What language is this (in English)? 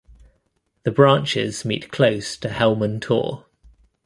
English